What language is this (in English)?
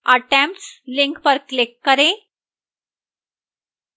Hindi